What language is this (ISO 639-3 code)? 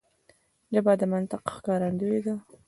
pus